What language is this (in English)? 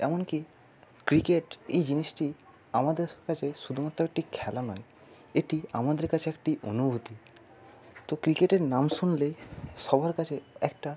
Bangla